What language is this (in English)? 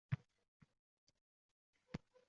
Uzbek